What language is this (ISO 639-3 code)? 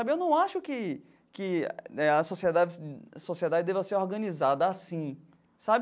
por